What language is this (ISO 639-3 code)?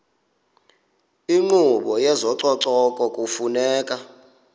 xho